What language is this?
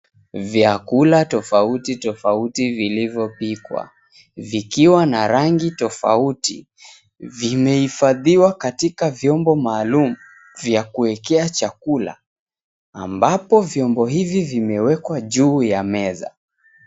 Swahili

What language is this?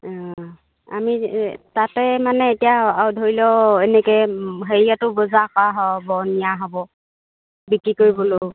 Assamese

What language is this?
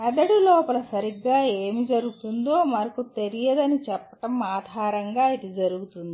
Telugu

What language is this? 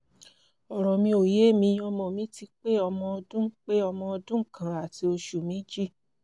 Yoruba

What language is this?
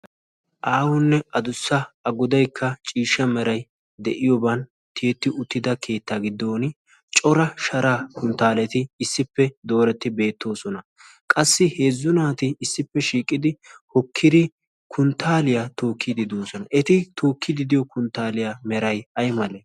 Wolaytta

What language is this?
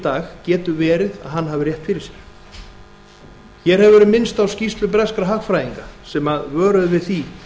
Icelandic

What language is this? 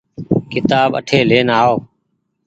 Goaria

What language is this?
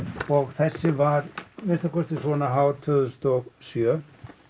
Icelandic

